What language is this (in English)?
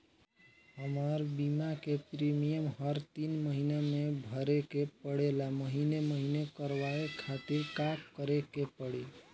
Bhojpuri